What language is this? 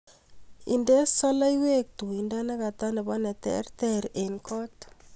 Kalenjin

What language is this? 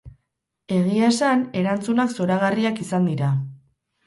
Basque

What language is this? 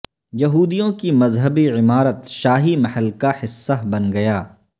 Urdu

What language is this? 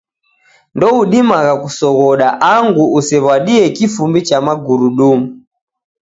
Taita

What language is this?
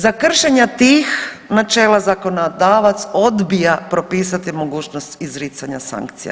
Croatian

